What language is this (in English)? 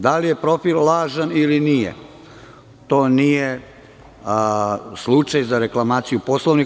Serbian